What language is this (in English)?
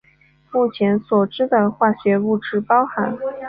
Chinese